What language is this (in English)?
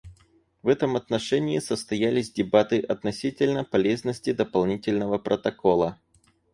Russian